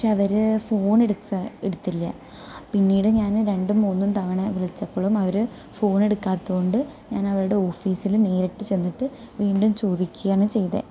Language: Malayalam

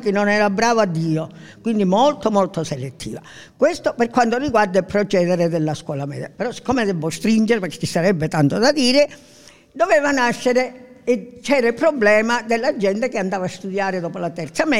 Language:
Italian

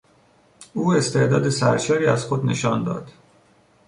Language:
Persian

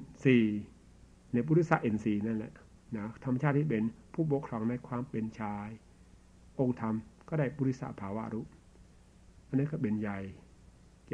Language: Thai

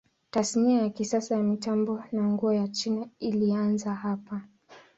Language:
Swahili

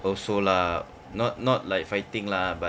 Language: English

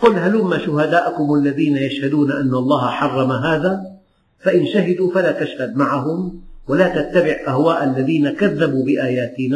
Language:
Arabic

